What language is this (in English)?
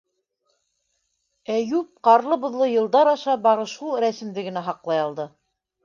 Bashkir